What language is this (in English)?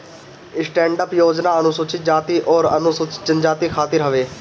Bhojpuri